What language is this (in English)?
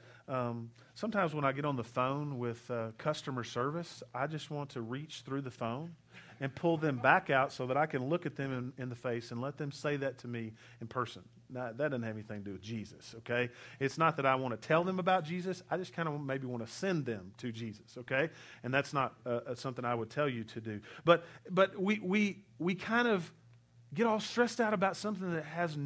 English